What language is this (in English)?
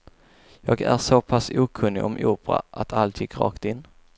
Swedish